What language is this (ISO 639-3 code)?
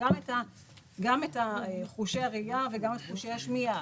heb